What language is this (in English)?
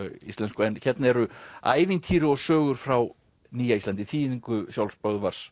Icelandic